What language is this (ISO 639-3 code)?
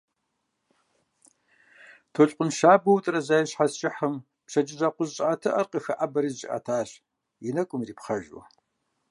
kbd